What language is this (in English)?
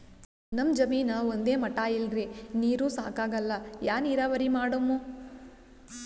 Kannada